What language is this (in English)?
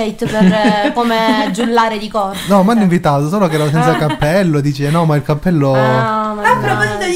Italian